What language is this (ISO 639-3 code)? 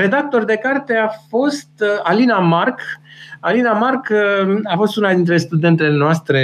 ron